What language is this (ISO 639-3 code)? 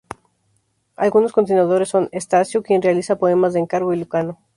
spa